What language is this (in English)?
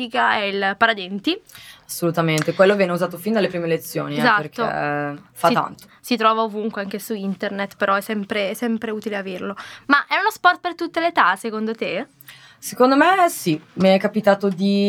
Italian